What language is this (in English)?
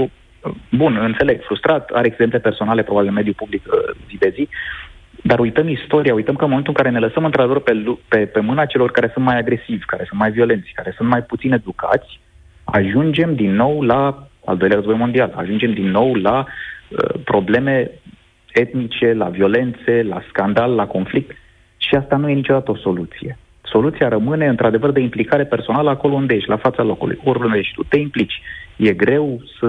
Romanian